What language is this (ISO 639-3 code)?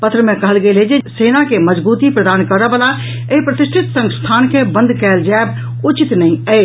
mai